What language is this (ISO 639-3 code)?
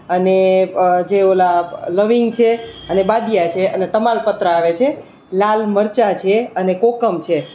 guj